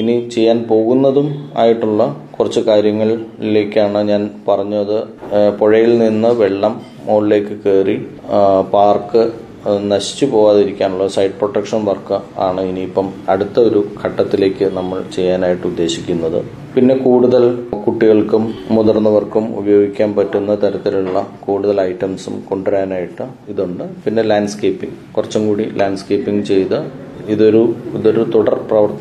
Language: Malayalam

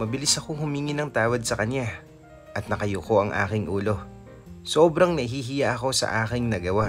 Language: Filipino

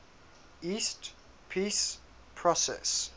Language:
English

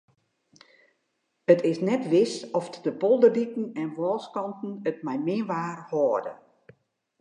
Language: Western Frisian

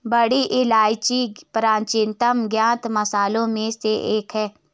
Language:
Hindi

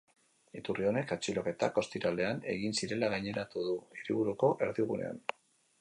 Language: Basque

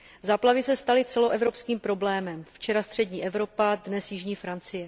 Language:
Czech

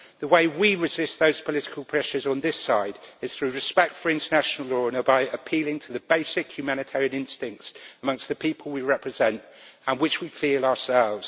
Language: English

